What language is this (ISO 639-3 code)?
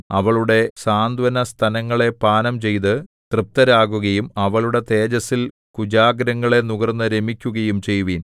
mal